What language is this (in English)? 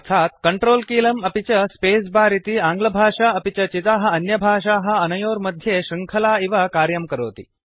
Sanskrit